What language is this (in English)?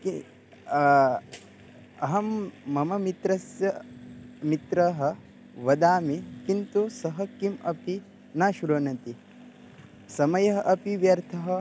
Sanskrit